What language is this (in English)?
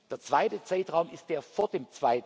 German